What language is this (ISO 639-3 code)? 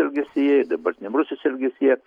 lit